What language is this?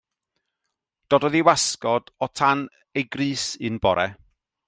Welsh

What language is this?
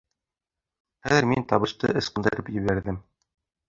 Bashkir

